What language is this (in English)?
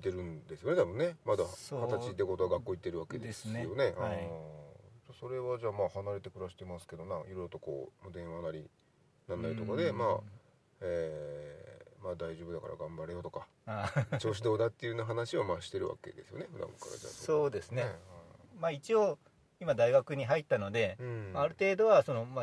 Japanese